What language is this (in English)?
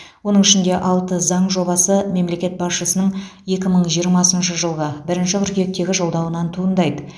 Kazakh